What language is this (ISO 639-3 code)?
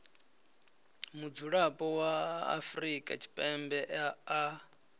ven